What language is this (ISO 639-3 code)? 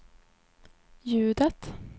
swe